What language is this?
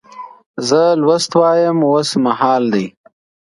Pashto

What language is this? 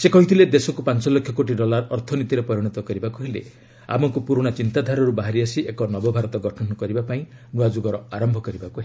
Odia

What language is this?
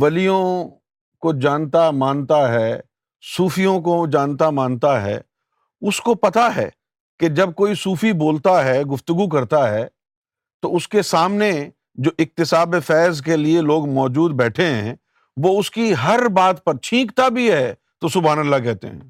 Urdu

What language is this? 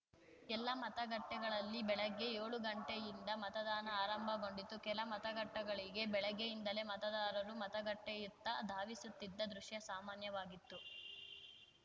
Kannada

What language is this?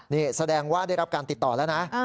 Thai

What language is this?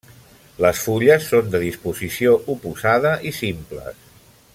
Catalan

